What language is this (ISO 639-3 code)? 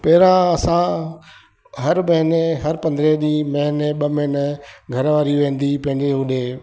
snd